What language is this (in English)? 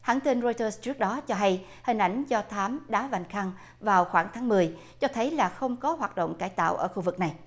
Vietnamese